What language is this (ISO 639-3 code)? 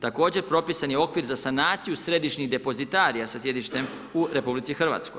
hrv